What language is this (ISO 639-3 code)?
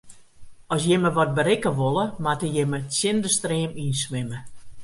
fry